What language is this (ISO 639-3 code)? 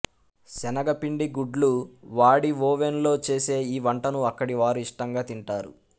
tel